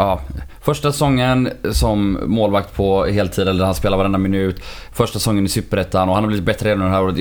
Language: Swedish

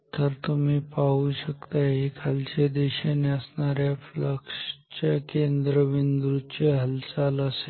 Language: Marathi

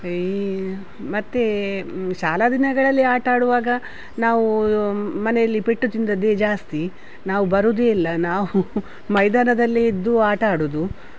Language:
Kannada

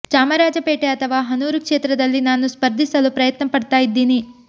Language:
Kannada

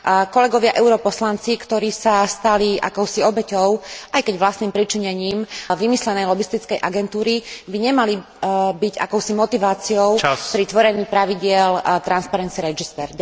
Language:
Slovak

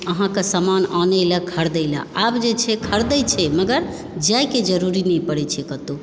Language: Maithili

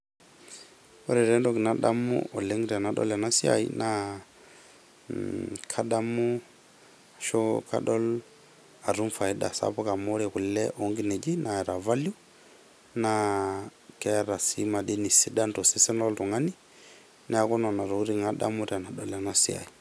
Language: Masai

